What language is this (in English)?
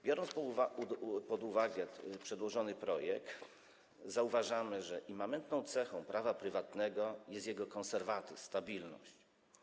Polish